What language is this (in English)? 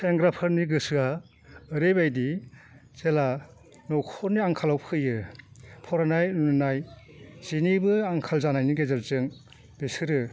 Bodo